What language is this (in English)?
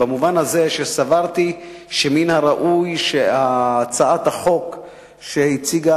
Hebrew